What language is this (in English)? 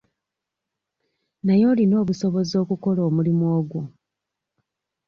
Ganda